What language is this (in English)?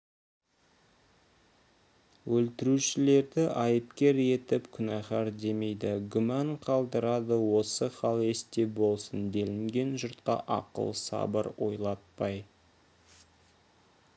Kazakh